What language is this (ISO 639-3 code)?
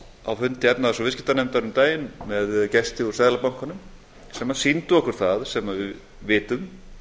isl